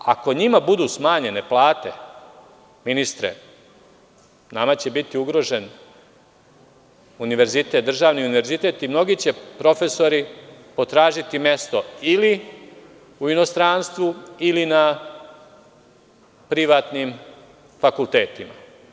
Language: Serbian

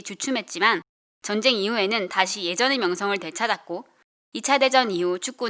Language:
Korean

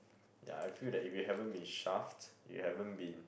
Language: English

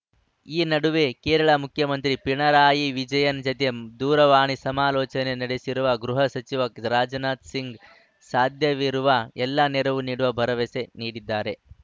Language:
Kannada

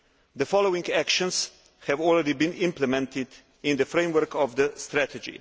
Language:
English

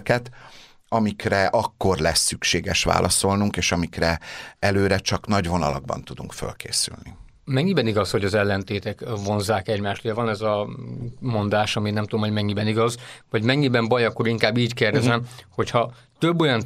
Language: Hungarian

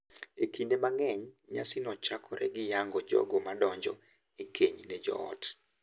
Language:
Luo (Kenya and Tanzania)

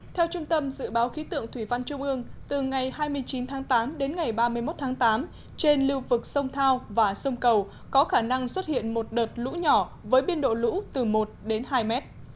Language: Vietnamese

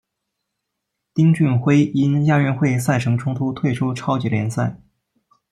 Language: Chinese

